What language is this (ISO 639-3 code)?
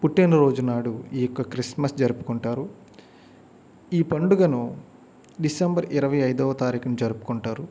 tel